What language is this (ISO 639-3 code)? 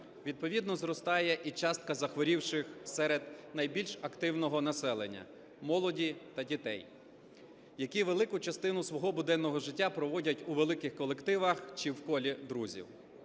ukr